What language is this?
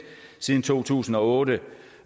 Danish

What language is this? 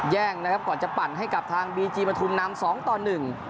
Thai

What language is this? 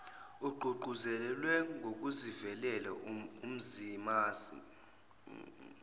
Zulu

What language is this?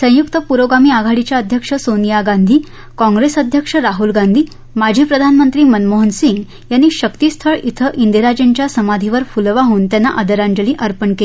Marathi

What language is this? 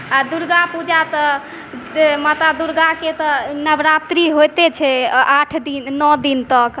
Maithili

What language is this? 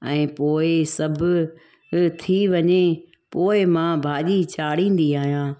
Sindhi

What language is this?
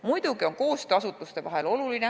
Estonian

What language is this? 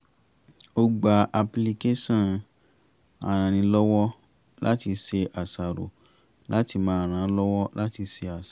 Yoruba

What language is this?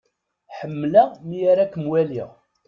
Kabyle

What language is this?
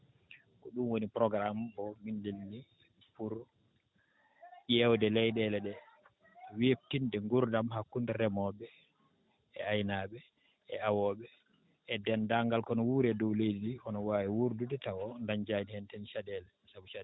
Fula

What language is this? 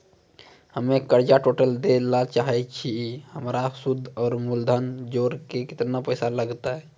Maithili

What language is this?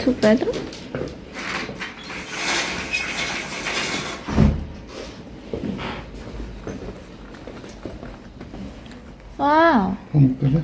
Korean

